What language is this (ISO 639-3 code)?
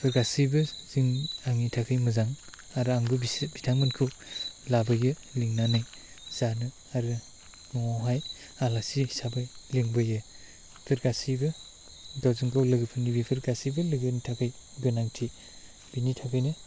brx